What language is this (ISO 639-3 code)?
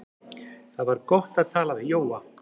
isl